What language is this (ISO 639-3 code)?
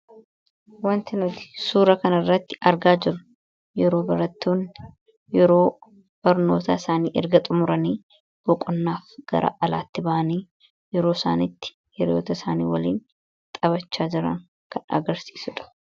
orm